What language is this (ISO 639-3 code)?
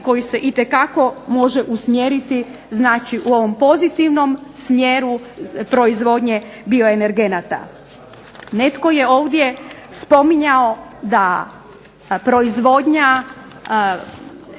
hrv